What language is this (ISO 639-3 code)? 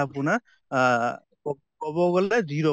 asm